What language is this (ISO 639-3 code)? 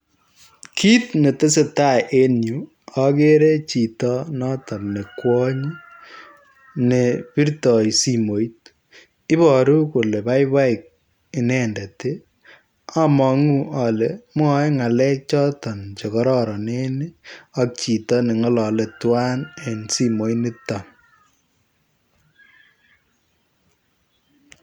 kln